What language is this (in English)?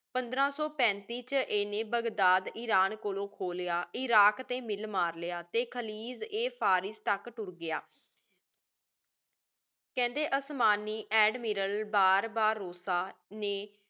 Punjabi